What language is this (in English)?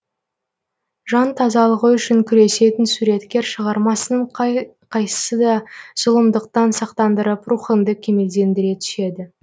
Kazakh